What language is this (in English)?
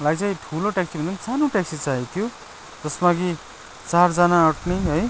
Nepali